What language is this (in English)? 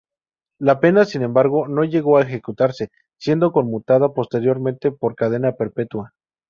Spanish